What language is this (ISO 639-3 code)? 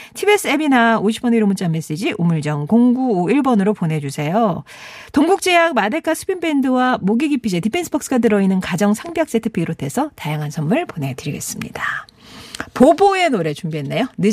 kor